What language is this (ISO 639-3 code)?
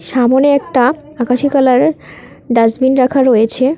ben